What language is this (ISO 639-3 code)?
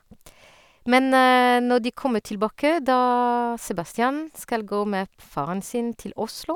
nor